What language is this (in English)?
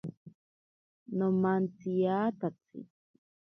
Ashéninka Perené